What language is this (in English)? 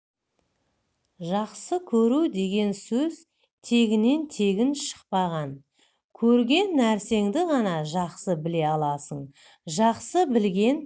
Kazakh